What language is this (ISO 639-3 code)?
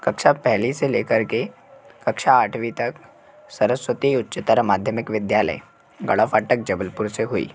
hin